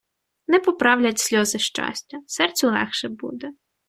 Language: Ukrainian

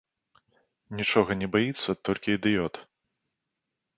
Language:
Belarusian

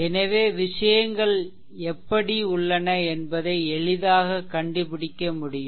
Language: Tamil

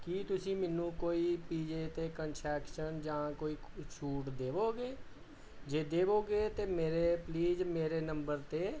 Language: Punjabi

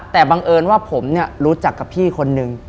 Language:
Thai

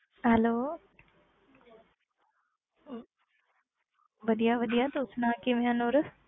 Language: Punjabi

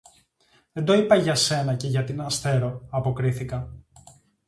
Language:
Greek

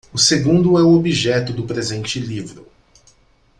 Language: Portuguese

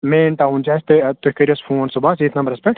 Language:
Kashmiri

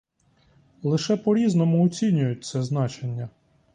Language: Ukrainian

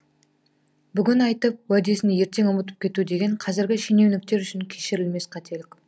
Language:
Kazakh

